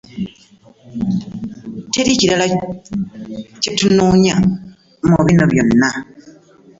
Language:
Ganda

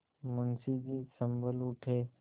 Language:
Hindi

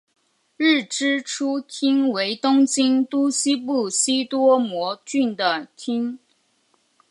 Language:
Chinese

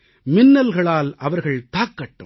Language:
Tamil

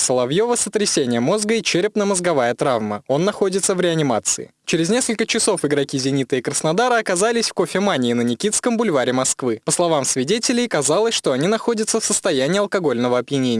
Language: Russian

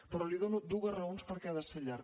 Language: Catalan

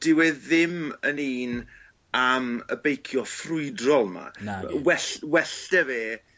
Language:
Welsh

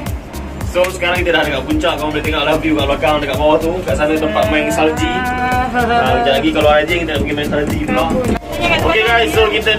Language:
Malay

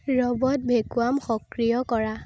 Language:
Assamese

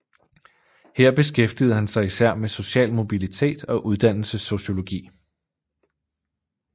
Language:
Danish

